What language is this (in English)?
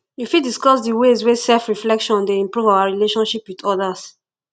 Nigerian Pidgin